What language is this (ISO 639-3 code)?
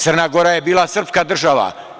srp